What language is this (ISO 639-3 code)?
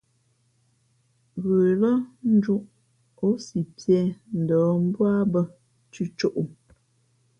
fmp